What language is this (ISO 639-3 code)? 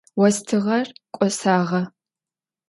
ady